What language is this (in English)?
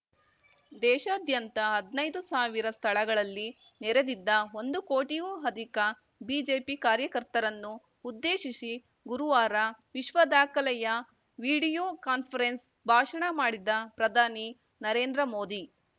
Kannada